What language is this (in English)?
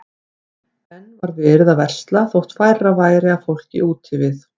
Icelandic